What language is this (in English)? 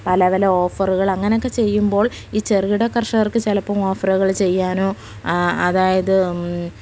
Malayalam